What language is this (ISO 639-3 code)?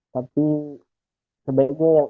ind